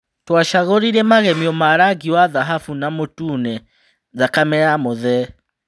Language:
Kikuyu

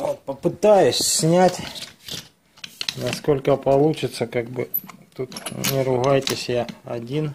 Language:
Russian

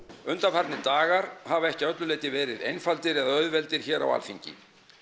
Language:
Icelandic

